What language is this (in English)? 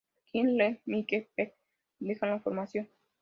Spanish